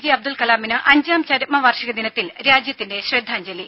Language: Malayalam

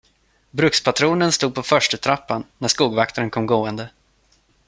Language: Swedish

